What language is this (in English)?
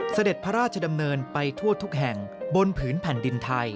Thai